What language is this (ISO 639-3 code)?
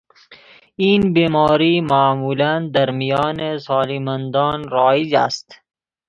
fas